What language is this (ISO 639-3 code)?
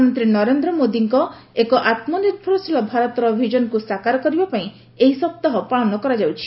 ori